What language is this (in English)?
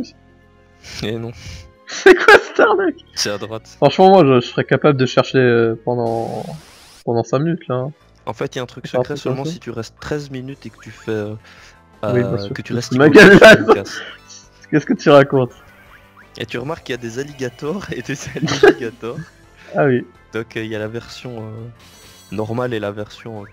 French